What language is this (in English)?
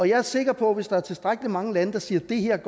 Danish